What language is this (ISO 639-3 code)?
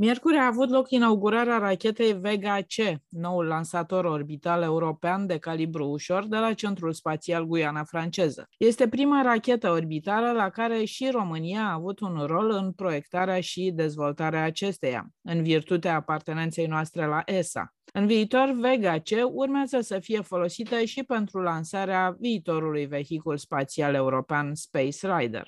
ron